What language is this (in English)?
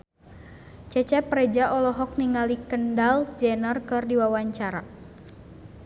Sundanese